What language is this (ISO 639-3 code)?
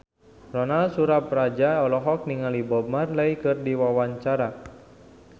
sun